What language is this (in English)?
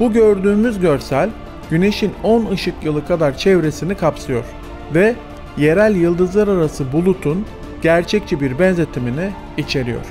Turkish